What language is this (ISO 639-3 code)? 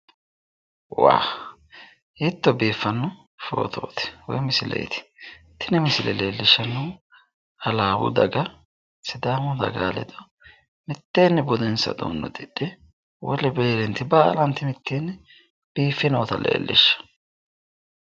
sid